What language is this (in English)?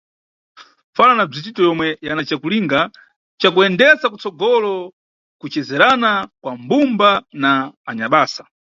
Nyungwe